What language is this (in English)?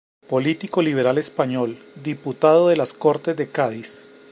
Spanish